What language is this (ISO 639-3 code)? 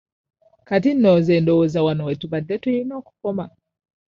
lug